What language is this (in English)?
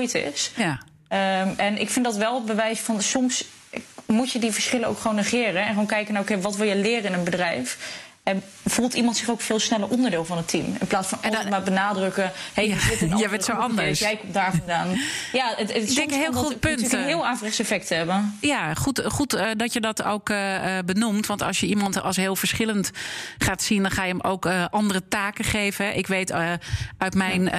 Dutch